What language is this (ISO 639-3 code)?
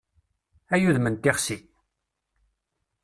kab